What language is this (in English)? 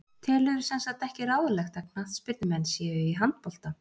Icelandic